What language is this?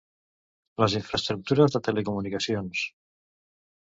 Catalan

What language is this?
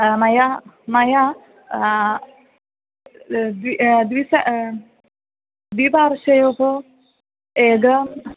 Sanskrit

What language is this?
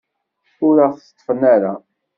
Kabyle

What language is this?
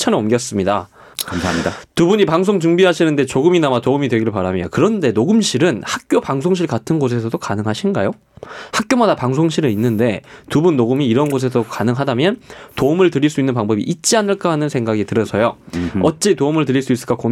Korean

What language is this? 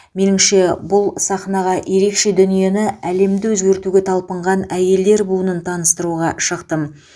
Kazakh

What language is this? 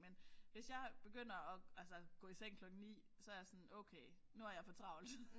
Danish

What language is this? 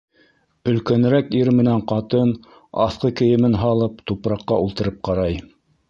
Bashkir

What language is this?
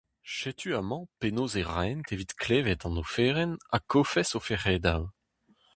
Breton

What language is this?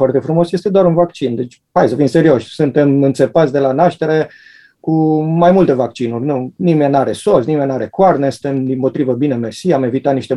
Romanian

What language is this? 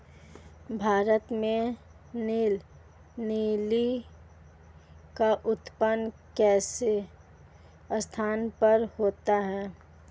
Hindi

